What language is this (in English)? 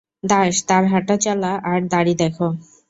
Bangla